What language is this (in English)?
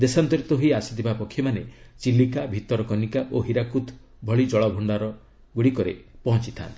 Odia